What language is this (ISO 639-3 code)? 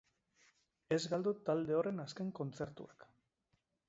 eus